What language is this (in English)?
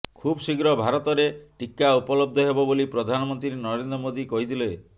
Odia